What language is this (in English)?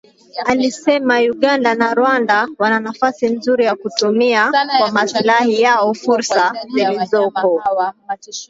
Swahili